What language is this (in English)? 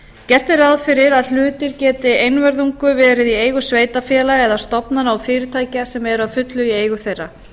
Icelandic